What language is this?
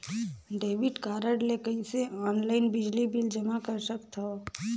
Chhattisgarhi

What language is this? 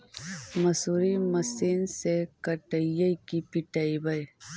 Magahi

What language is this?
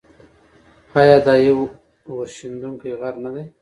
Pashto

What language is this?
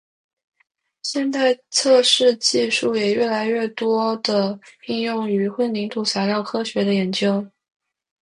Chinese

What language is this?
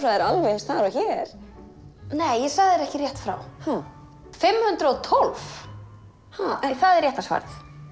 Icelandic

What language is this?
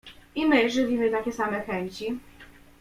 Polish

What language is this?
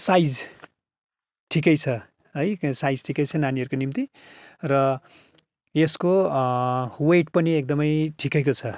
Nepali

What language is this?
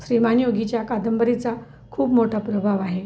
Marathi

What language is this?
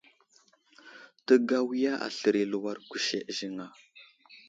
Wuzlam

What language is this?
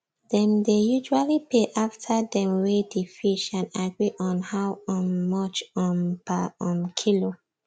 Nigerian Pidgin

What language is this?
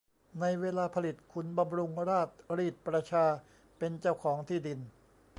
Thai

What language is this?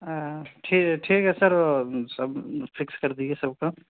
Urdu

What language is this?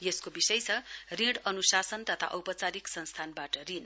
Nepali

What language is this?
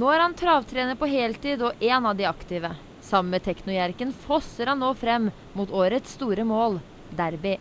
Norwegian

